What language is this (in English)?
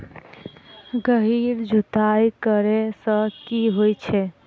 Maithili